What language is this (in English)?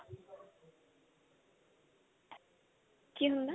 Punjabi